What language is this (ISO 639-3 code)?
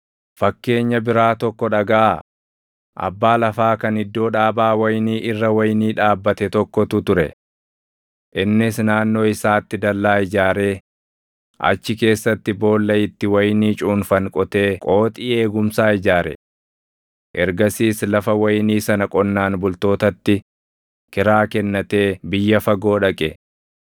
orm